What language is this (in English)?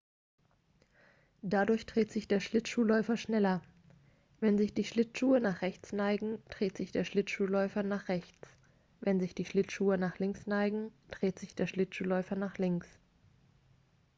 German